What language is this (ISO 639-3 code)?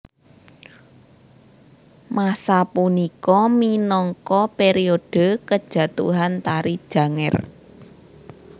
jav